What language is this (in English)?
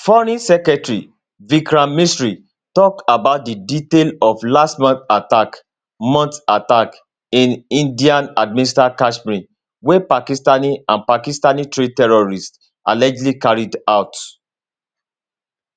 Nigerian Pidgin